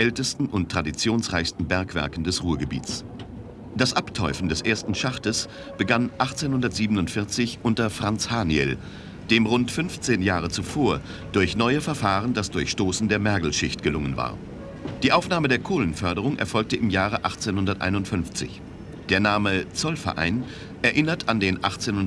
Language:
German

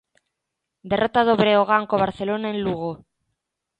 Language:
Galician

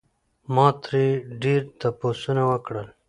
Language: Pashto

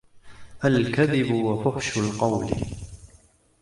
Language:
Arabic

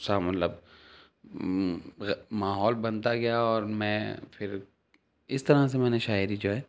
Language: Urdu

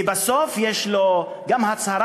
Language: Hebrew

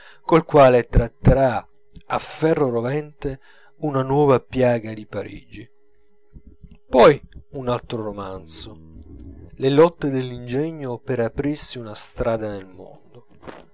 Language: Italian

